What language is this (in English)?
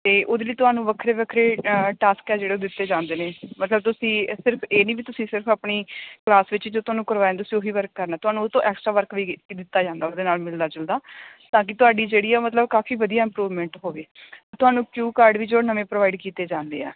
Punjabi